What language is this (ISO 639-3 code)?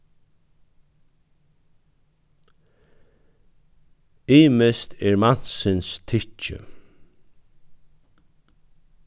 fao